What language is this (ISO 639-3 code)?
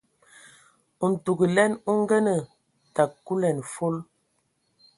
ewo